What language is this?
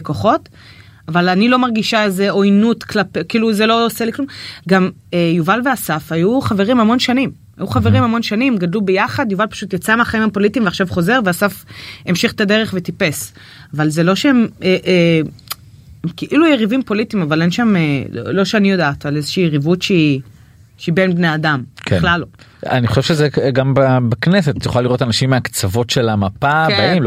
Hebrew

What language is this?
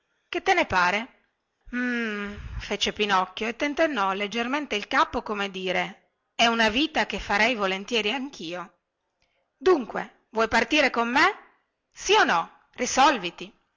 Italian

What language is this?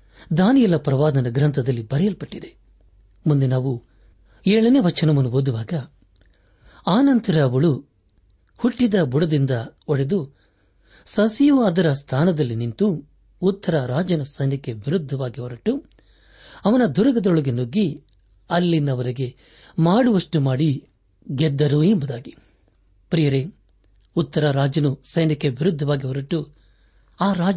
Kannada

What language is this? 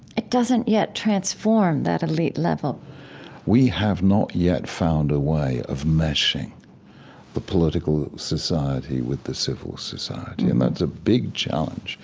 English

